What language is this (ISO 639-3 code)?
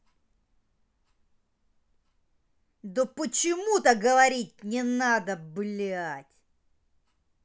rus